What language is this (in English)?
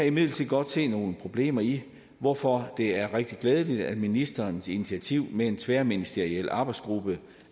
Danish